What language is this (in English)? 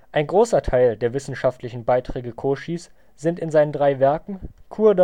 German